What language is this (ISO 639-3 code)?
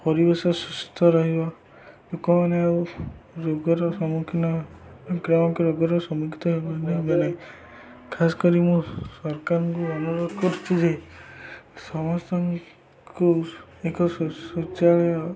ori